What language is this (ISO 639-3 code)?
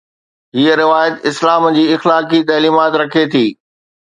snd